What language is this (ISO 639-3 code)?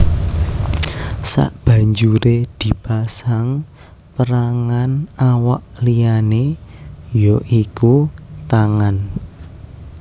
jav